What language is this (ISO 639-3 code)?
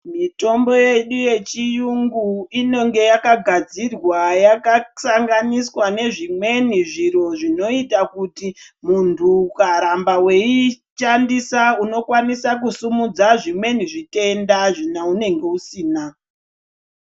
ndc